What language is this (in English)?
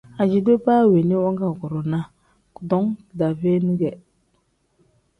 Tem